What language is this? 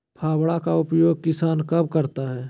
Magahi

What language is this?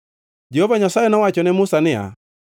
Luo (Kenya and Tanzania)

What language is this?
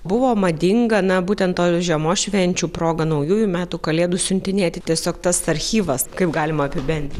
Lithuanian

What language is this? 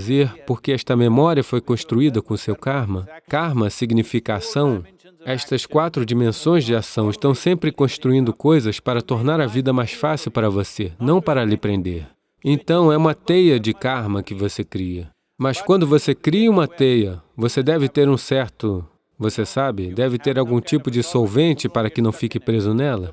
Portuguese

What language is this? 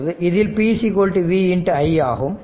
Tamil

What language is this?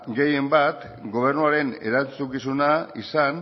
Basque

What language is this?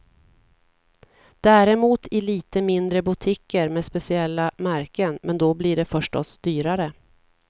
Swedish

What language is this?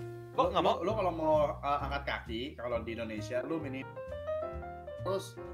Indonesian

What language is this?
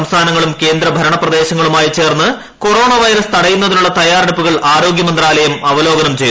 Malayalam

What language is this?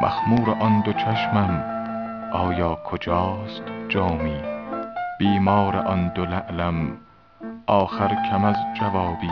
Persian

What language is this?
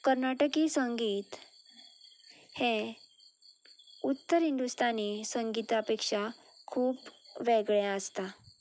Konkani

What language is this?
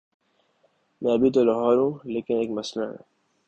Urdu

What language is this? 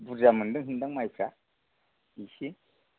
Bodo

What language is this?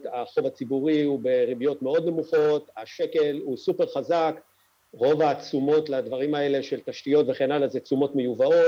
Hebrew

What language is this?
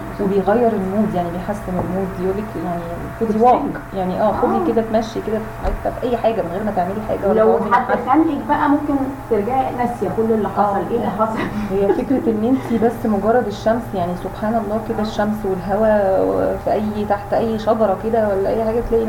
Arabic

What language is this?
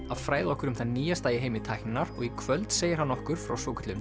Icelandic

